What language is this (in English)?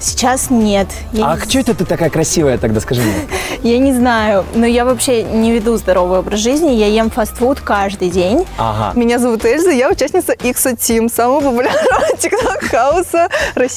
Russian